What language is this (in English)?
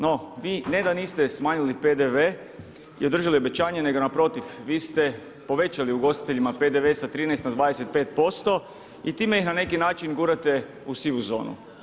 Croatian